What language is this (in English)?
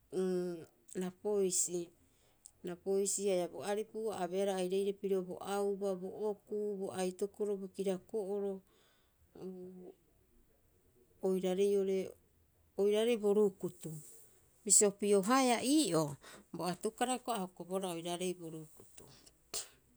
Rapoisi